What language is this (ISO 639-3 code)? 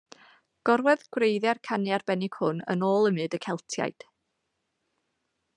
cym